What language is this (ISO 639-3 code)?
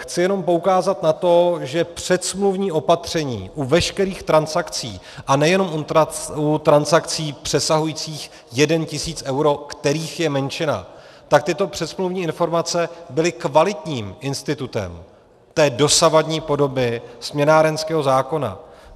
ces